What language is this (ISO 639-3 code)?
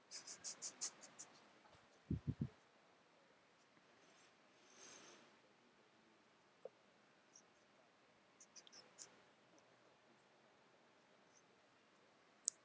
eng